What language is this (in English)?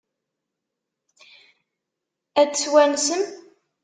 Kabyle